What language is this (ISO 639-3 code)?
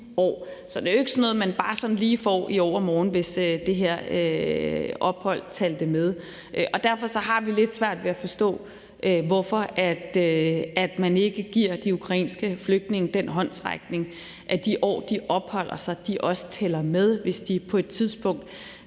dan